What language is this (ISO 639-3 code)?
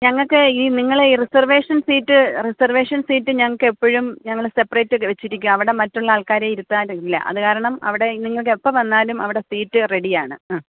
mal